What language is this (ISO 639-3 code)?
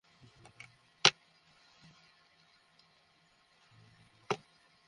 ben